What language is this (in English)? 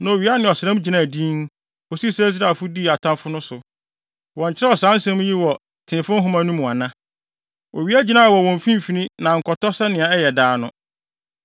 Akan